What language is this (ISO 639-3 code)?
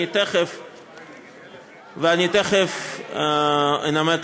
heb